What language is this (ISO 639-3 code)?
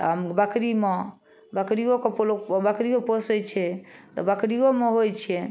mai